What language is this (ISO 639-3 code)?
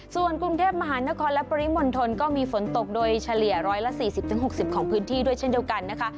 tha